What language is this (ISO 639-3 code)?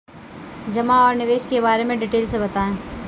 hin